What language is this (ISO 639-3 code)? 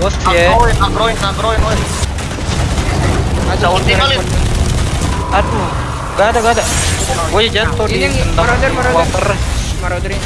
ind